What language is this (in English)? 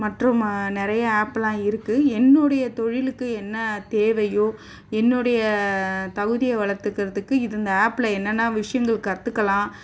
Tamil